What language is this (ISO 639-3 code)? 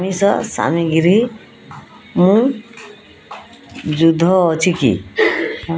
ori